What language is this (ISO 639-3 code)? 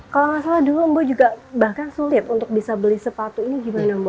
ind